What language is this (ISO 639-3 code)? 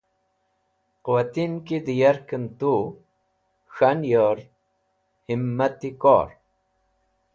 wbl